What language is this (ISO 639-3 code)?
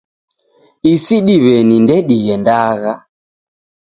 dav